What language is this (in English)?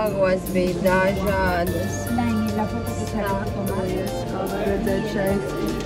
Latvian